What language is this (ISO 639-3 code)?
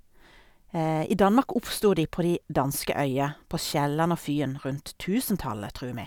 nor